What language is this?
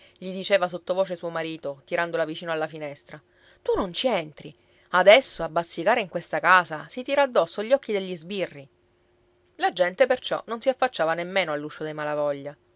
Italian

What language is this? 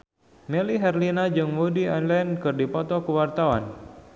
Sundanese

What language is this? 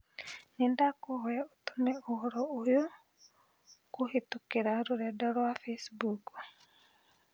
Kikuyu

